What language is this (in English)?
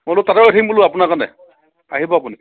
Assamese